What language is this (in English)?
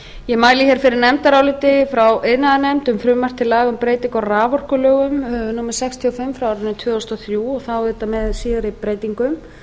Icelandic